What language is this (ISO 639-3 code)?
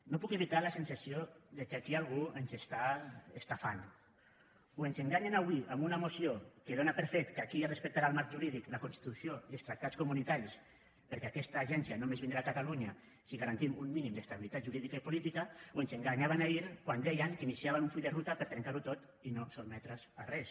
cat